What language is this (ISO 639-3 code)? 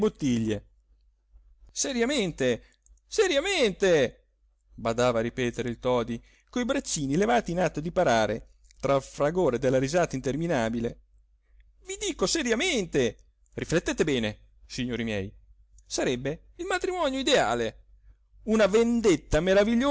ita